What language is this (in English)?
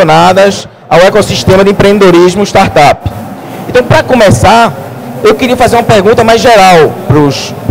Portuguese